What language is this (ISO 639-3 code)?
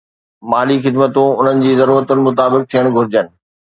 snd